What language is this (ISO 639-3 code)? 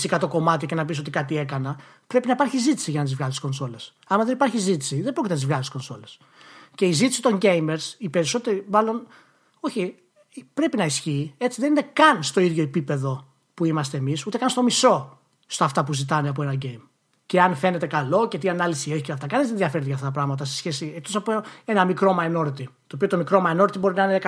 ell